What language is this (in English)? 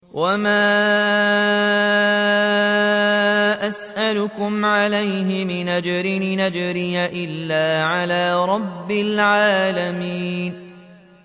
Arabic